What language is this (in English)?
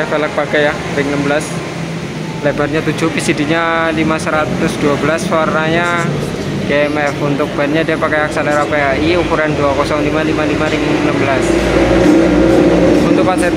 Indonesian